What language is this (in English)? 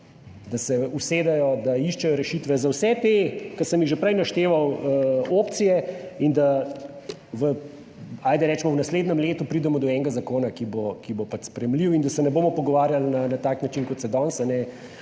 Slovenian